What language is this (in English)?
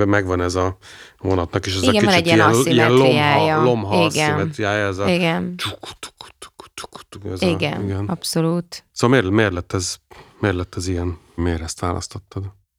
Hungarian